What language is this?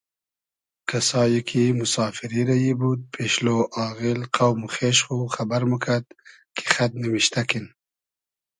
Hazaragi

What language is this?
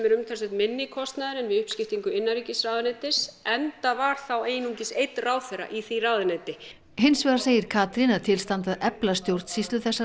Icelandic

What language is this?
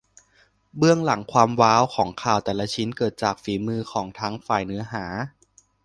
Thai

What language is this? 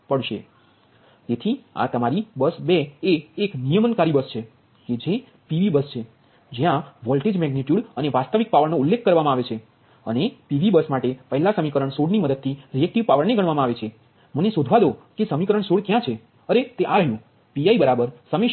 Gujarati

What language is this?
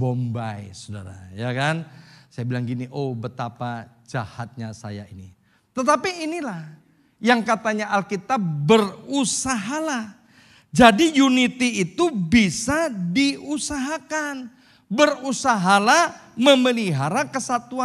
Indonesian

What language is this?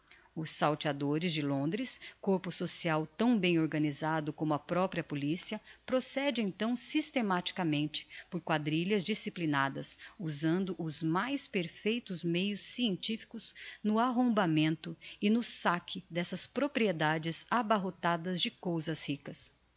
Portuguese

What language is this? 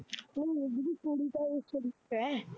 Punjabi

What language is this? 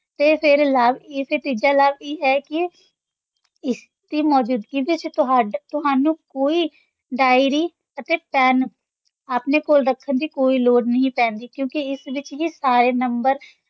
Punjabi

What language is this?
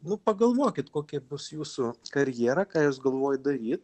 Lithuanian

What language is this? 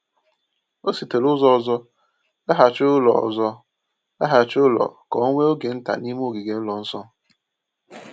Igbo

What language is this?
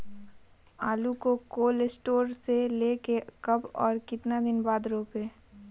Magahi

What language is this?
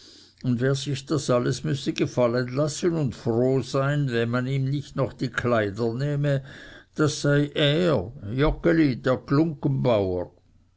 German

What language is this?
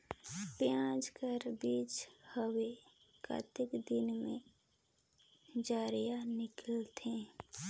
Chhattisgarhi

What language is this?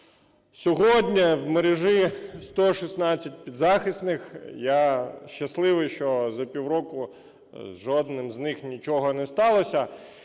Ukrainian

